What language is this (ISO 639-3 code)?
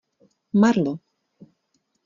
ces